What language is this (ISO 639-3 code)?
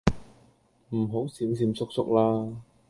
yue